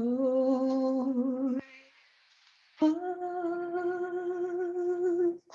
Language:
Spanish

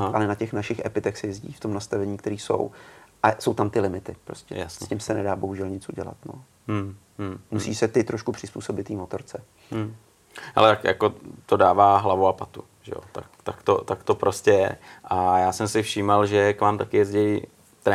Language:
Czech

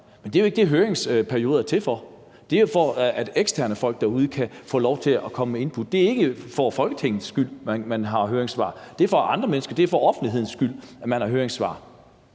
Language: Danish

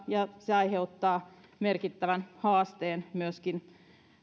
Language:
Finnish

